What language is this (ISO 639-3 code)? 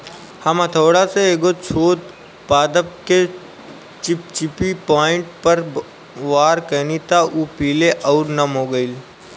bho